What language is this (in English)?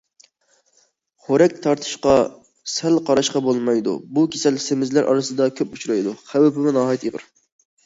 Uyghur